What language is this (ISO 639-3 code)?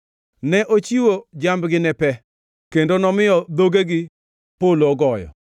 luo